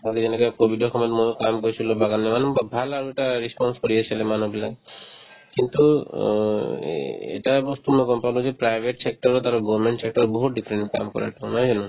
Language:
Assamese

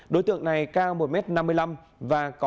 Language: Vietnamese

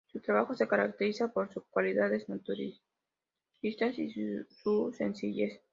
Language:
Spanish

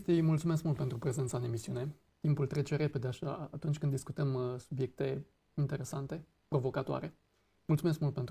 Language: Romanian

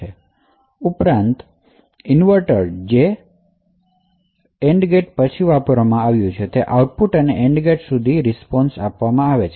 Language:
Gujarati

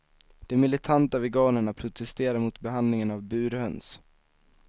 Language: Swedish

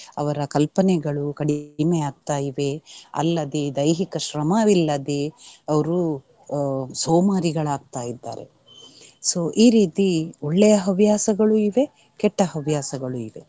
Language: Kannada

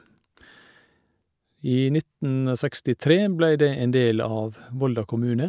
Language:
Norwegian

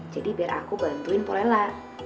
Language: Indonesian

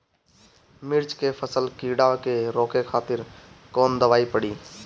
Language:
Bhojpuri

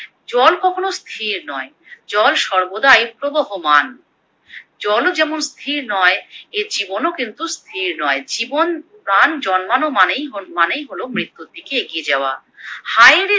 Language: Bangla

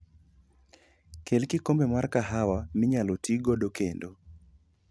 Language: Luo (Kenya and Tanzania)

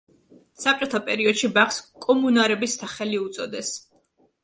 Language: Georgian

